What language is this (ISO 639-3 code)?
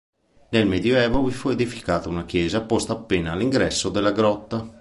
ita